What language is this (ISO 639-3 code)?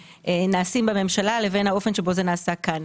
heb